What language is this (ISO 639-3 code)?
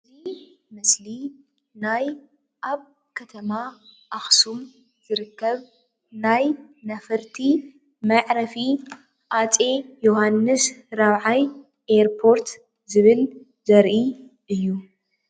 tir